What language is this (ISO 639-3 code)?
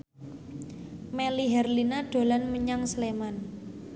jav